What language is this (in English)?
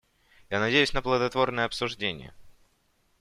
Russian